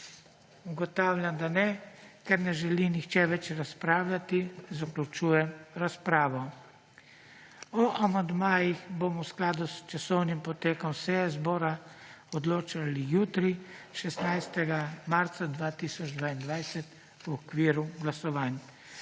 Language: Slovenian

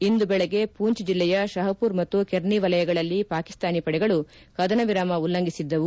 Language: Kannada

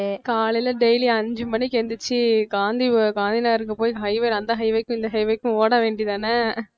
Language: Tamil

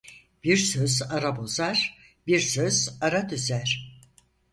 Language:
Turkish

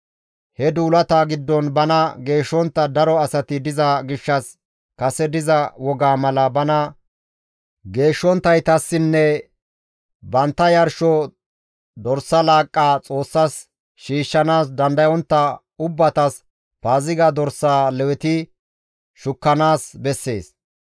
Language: Gamo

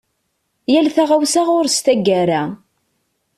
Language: Kabyle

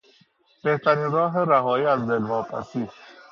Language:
Persian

